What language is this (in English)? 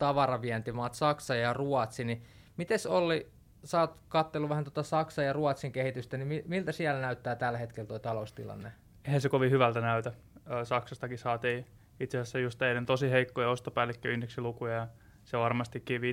Finnish